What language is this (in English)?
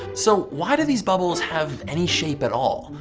English